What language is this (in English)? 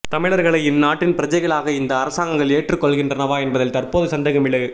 Tamil